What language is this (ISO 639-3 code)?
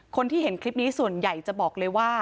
tha